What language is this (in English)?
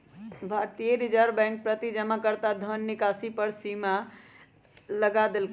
Magahi